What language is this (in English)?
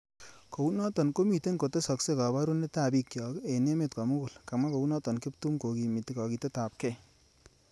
Kalenjin